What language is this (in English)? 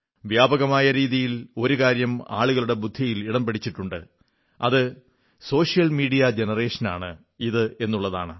Malayalam